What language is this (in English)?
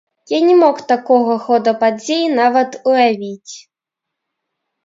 Belarusian